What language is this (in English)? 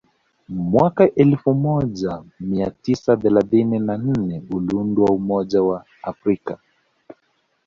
Swahili